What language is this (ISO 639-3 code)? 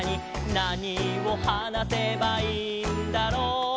jpn